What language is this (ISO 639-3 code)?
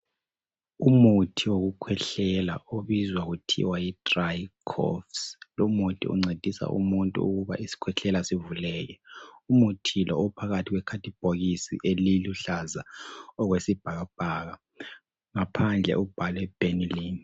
nde